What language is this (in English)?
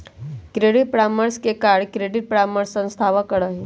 Magahi